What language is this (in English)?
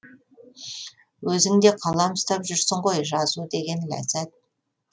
Kazakh